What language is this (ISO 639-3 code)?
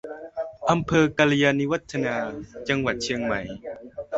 tha